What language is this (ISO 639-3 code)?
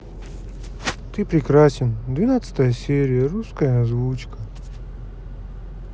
rus